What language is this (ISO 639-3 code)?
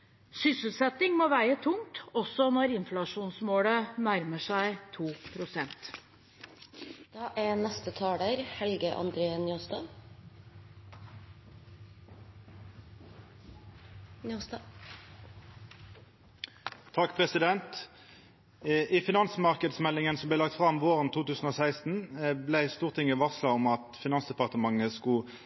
nor